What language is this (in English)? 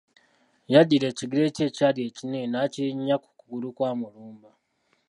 Ganda